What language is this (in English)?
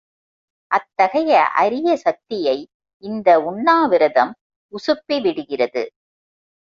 Tamil